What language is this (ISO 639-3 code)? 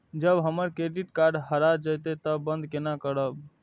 mai